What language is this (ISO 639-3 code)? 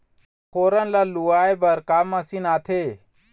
hne